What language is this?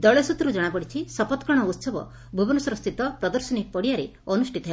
Odia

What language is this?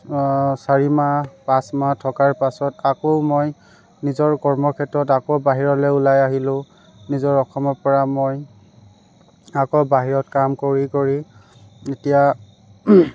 Assamese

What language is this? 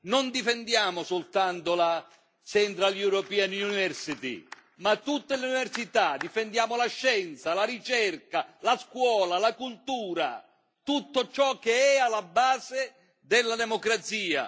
Italian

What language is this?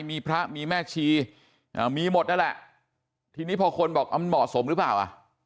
Thai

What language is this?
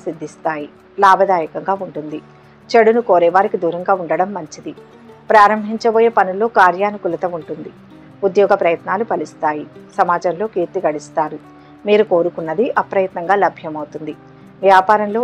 Telugu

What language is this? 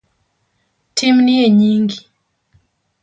Luo (Kenya and Tanzania)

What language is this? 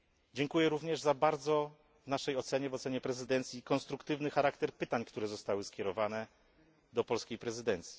Polish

